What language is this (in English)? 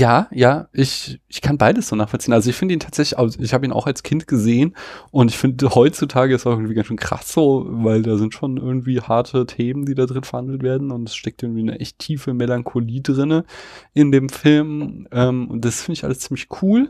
German